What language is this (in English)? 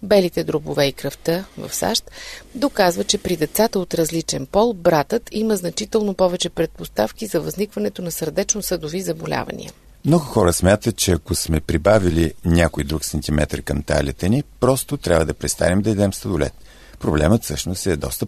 Bulgarian